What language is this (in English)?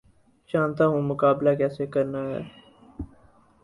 Urdu